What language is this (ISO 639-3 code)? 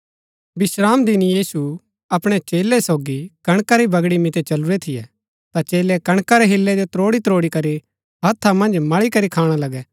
gbk